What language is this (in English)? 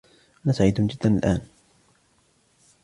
Arabic